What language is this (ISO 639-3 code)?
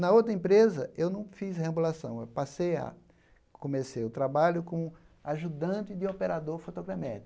por